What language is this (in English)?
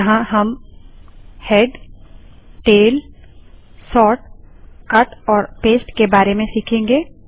Hindi